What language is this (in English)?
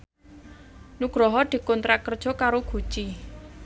Javanese